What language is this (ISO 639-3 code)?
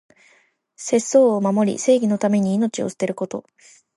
jpn